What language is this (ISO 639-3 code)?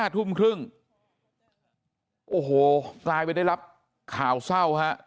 tha